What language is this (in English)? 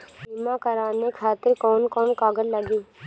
Bhojpuri